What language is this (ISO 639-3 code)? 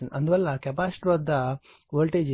tel